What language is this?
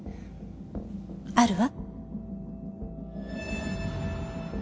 Japanese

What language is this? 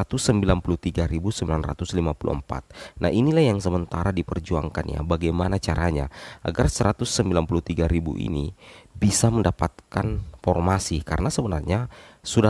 Indonesian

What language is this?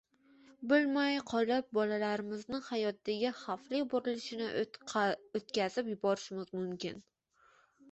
Uzbek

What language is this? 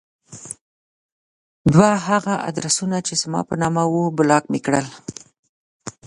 Pashto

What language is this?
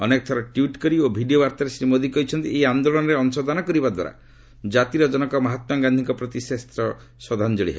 Odia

